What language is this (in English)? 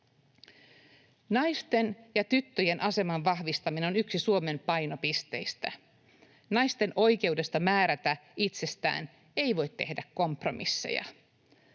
Finnish